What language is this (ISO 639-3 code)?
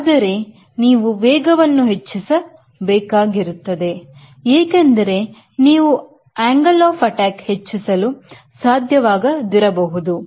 kan